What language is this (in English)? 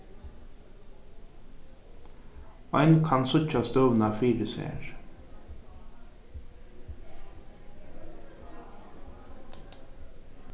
Faroese